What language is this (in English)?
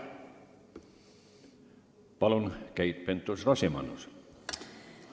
Estonian